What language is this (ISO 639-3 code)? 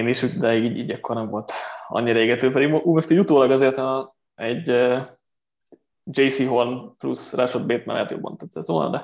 hun